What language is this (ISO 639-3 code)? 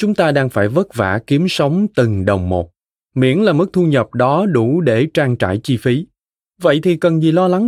vie